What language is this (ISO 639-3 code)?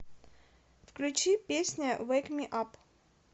rus